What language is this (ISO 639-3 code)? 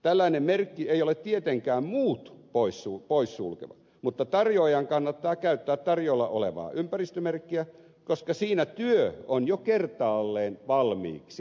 fin